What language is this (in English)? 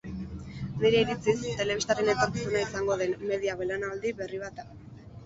Basque